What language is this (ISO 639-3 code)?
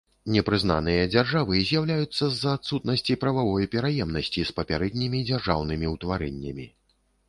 bel